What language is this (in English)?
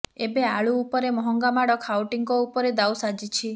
Odia